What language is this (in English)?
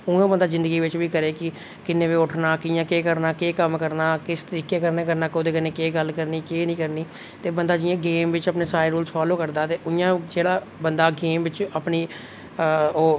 Dogri